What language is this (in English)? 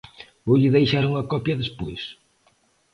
Galician